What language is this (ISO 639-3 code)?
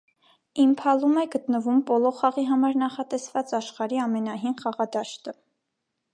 hye